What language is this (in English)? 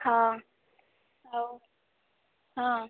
Odia